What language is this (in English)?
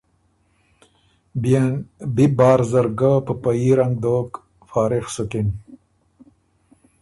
Ormuri